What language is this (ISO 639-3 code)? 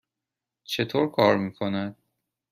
fas